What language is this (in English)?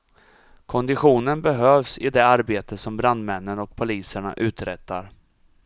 Swedish